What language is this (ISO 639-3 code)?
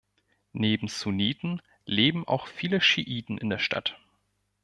deu